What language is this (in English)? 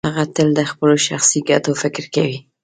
Pashto